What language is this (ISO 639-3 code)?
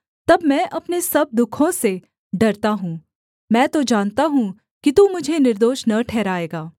hin